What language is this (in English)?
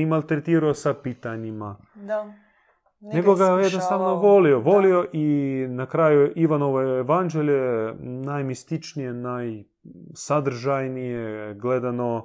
Croatian